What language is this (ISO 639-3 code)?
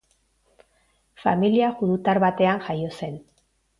eus